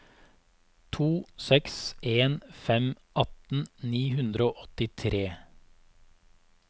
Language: Norwegian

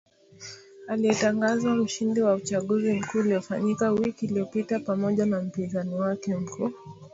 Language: Swahili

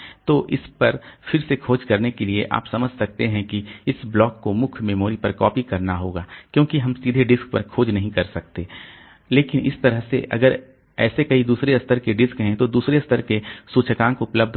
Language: Hindi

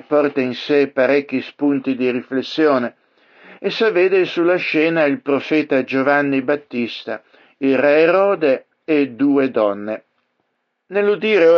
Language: Italian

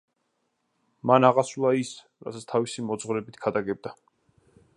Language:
Georgian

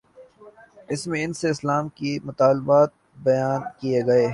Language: Urdu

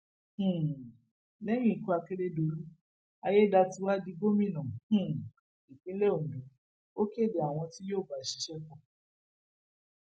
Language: Yoruba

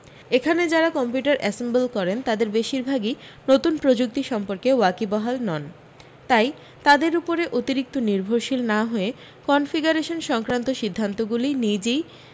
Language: Bangla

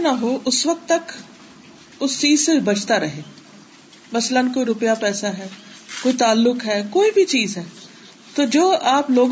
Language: Urdu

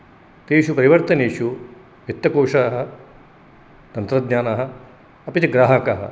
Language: Sanskrit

